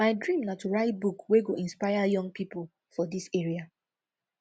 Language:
Nigerian Pidgin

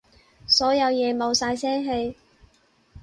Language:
Cantonese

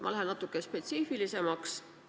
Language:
Estonian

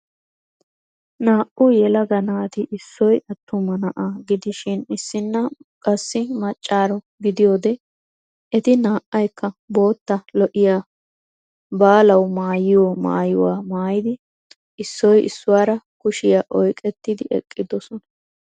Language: Wolaytta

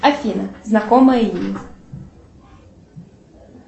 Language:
Russian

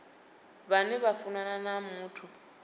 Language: Venda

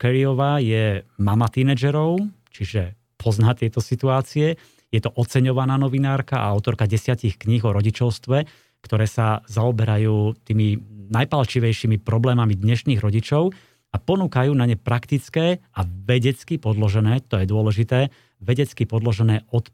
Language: Slovak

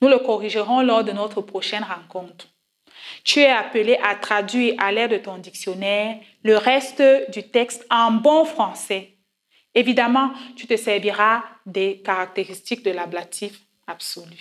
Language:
French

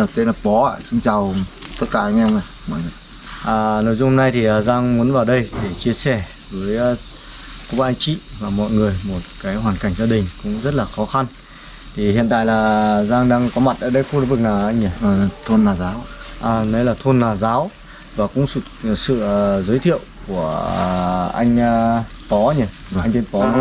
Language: Vietnamese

